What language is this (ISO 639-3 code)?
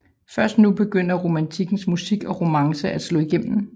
dan